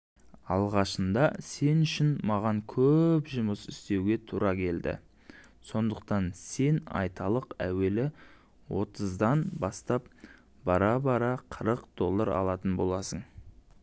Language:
Kazakh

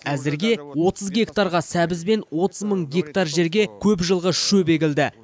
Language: Kazakh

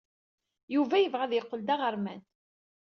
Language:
Kabyle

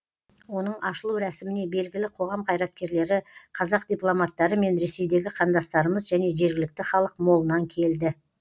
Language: Kazakh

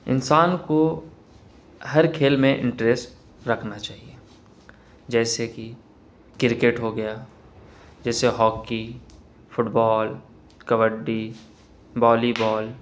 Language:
Urdu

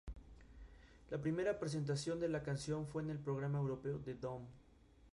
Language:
Spanish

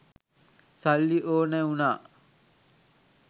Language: Sinhala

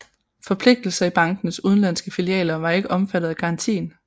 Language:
Danish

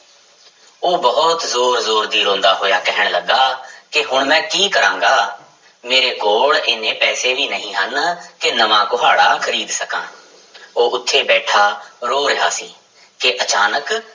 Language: Punjabi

